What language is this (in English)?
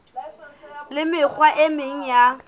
Southern Sotho